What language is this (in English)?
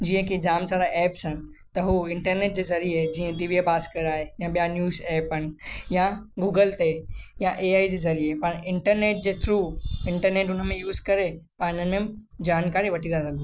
Sindhi